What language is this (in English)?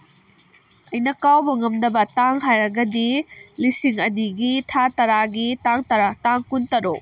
Manipuri